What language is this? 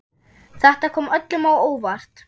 Icelandic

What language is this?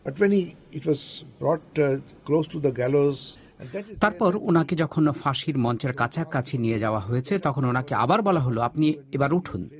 Bangla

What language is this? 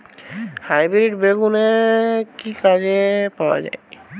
Bangla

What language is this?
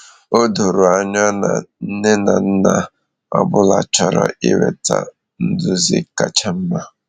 Igbo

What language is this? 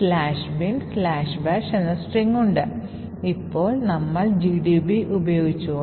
Malayalam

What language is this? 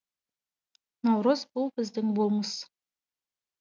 Kazakh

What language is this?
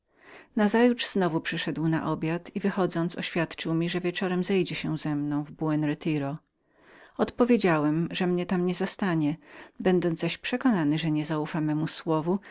Polish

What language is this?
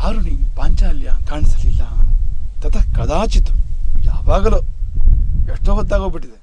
Kannada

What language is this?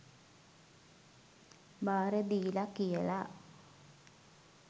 Sinhala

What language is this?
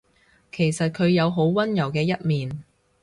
Cantonese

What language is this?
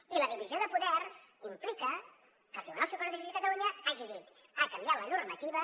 Catalan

